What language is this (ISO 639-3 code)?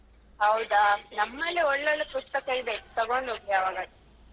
kan